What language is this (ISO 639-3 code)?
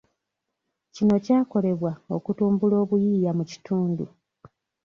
lug